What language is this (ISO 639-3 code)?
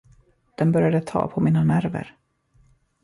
swe